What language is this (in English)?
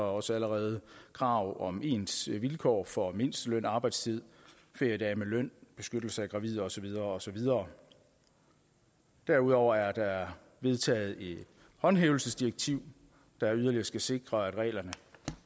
Danish